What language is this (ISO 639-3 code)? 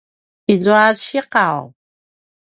pwn